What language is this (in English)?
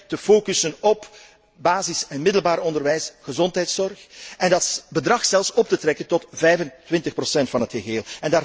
Dutch